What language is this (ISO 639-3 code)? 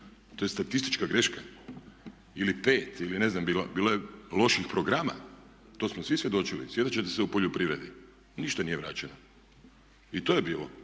hrv